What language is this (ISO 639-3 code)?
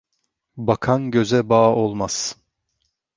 tur